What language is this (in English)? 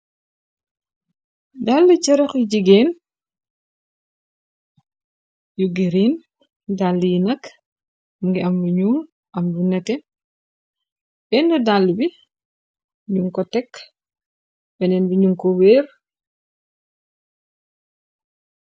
Wolof